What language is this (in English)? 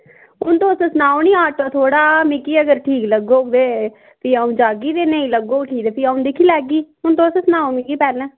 Dogri